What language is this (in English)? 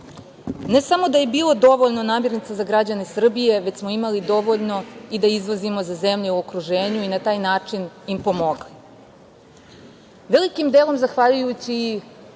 Serbian